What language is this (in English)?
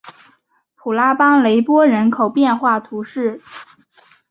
Chinese